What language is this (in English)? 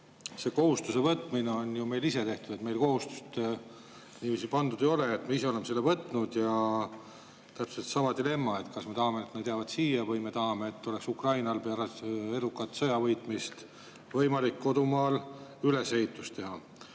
Estonian